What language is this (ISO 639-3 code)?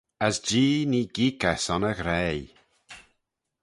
glv